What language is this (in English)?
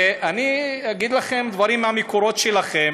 Hebrew